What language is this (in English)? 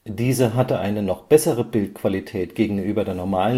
German